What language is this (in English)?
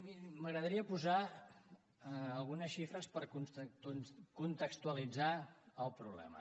Catalan